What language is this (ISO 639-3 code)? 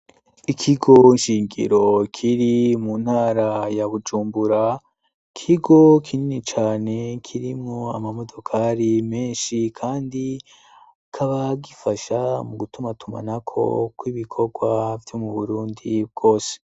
run